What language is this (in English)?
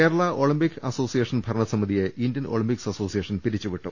Malayalam